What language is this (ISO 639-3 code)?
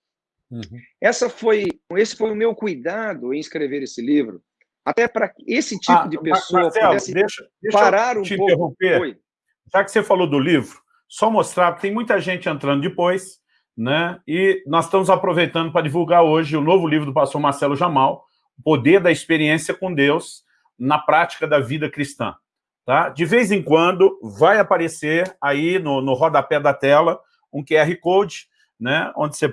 por